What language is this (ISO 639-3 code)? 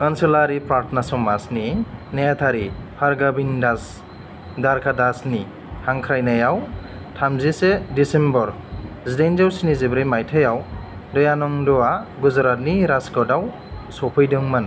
brx